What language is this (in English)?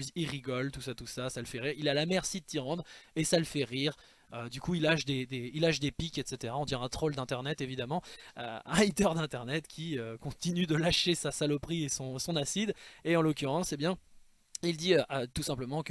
French